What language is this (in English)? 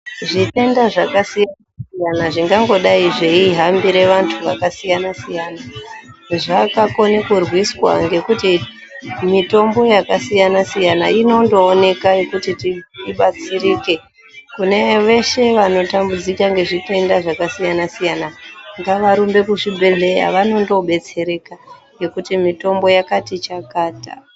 Ndau